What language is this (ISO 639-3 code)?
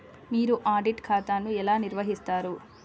tel